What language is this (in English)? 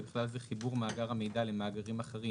Hebrew